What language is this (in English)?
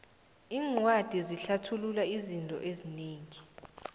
South Ndebele